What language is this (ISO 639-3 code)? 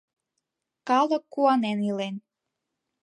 chm